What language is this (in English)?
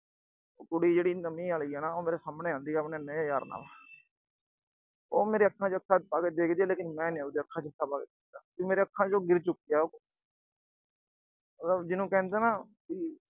Punjabi